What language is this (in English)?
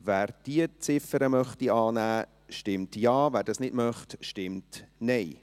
Swiss German